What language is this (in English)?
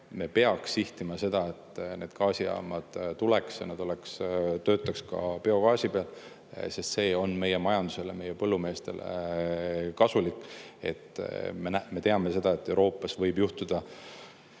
Estonian